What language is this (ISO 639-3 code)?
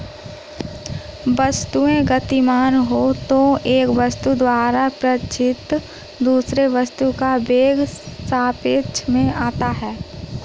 hin